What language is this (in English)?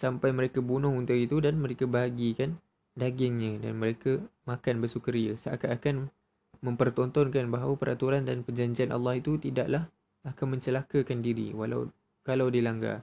Malay